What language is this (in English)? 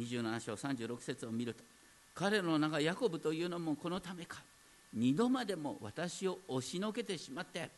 Japanese